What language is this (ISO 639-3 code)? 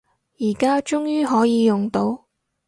yue